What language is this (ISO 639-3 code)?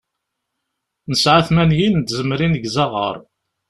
kab